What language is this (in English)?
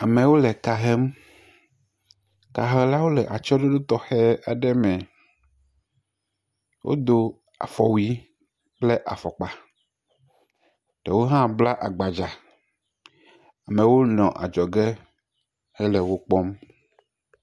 Ewe